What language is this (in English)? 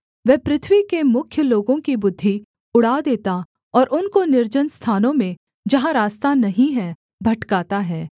Hindi